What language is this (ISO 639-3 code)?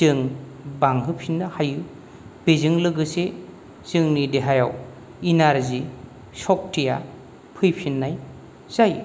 brx